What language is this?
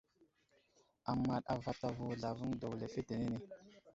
Wuzlam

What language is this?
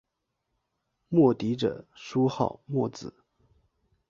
Chinese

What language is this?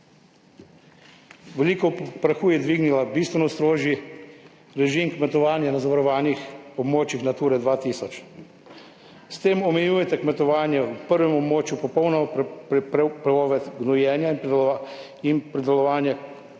Slovenian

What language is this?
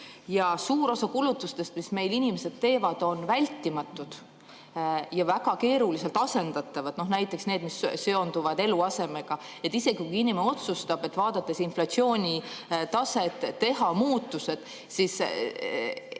Estonian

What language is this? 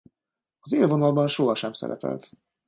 Hungarian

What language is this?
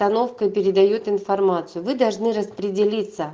Russian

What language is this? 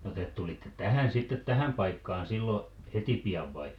Finnish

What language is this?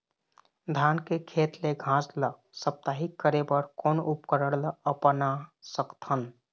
Chhattisgarhi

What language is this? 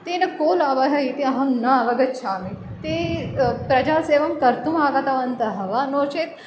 Sanskrit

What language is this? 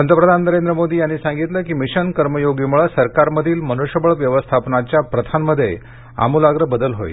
Marathi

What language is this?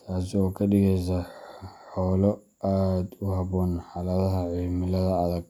Somali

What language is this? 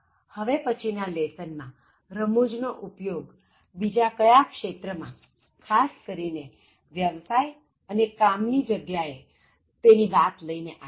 Gujarati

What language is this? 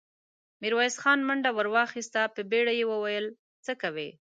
Pashto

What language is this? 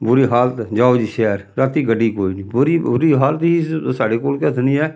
Dogri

